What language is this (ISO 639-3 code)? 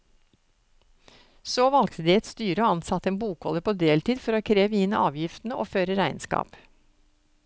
nor